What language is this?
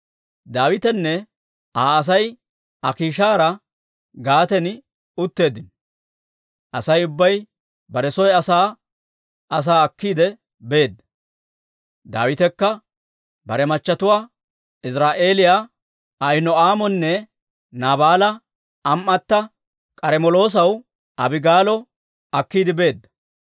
Dawro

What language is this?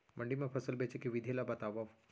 Chhattisgarhi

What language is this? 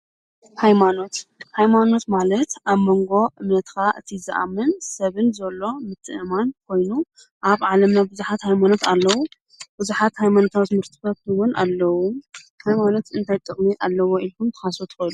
Tigrinya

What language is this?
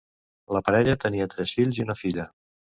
Catalan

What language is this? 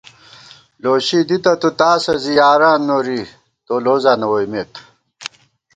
Gawar-Bati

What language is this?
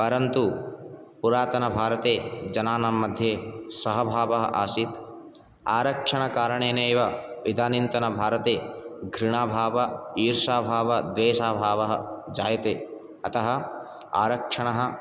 Sanskrit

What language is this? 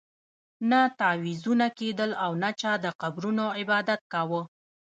Pashto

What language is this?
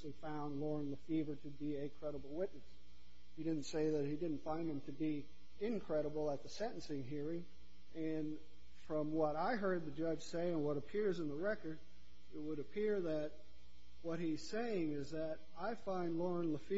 English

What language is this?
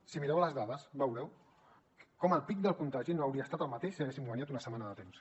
Catalan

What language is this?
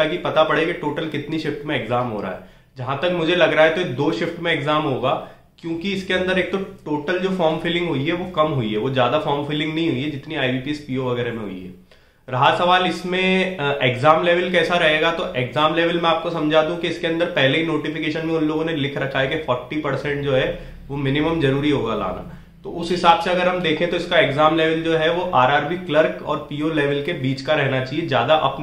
Hindi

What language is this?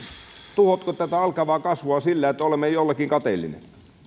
Finnish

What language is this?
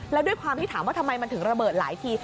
Thai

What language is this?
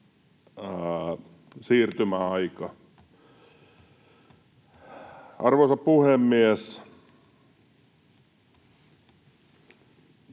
Finnish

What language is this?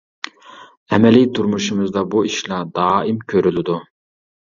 Uyghur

